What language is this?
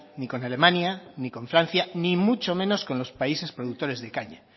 Spanish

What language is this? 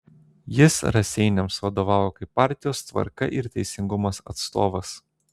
Lithuanian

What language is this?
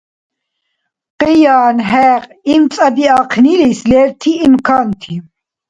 Dargwa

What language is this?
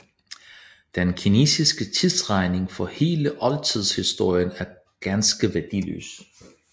Danish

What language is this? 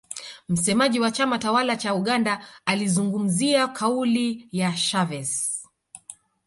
Swahili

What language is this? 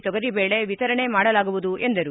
Kannada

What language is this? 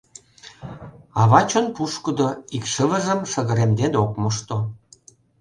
Mari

